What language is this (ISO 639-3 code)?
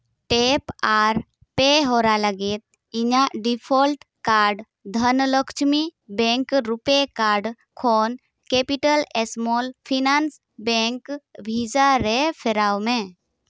sat